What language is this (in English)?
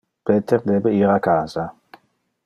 Interlingua